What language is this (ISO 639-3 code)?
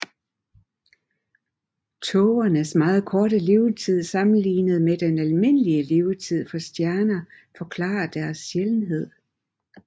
dan